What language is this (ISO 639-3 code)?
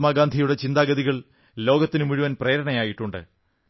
mal